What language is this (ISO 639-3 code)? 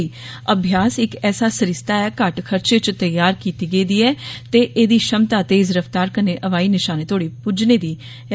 doi